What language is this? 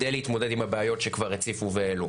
Hebrew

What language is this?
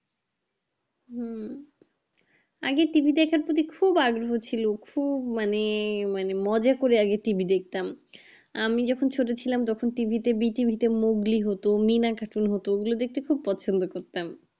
Bangla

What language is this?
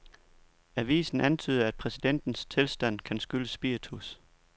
Danish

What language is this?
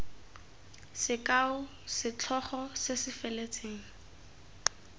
Tswana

